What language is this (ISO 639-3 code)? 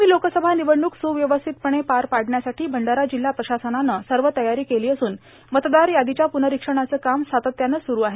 mar